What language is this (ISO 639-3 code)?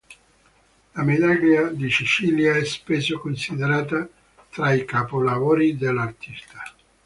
ita